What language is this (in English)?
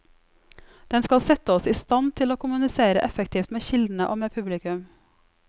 Norwegian